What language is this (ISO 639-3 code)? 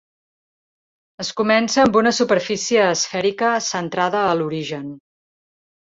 cat